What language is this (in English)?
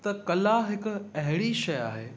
Sindhi